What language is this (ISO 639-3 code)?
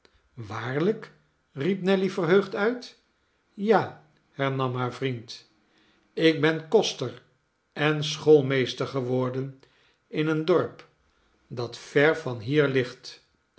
nld